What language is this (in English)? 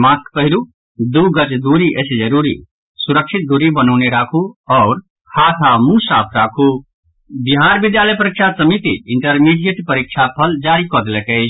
Maithili